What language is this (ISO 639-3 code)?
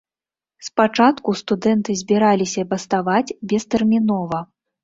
bel